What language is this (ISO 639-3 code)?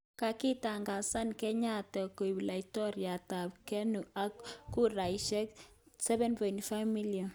kln